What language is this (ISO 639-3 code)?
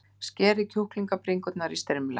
isl